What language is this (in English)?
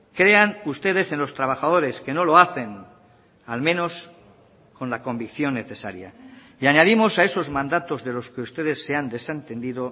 Spanish